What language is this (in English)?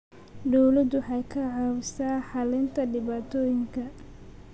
Somali